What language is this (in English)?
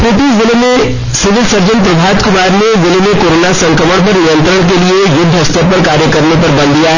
Hindi